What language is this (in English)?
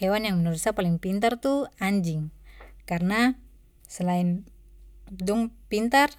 Papuan Malay